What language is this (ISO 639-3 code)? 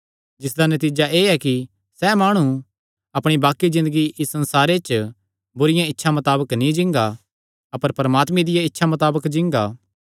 xnr